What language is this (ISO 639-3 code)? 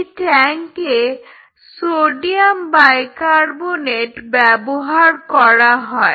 ben